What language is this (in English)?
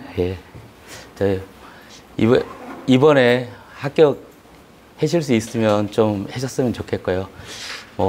Korean